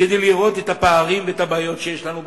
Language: Hebrew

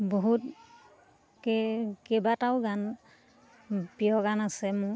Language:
Assamese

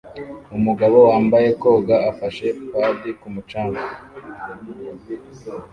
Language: Kinyarwanda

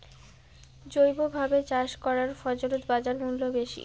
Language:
Bangla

